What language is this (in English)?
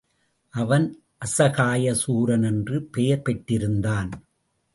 Tamil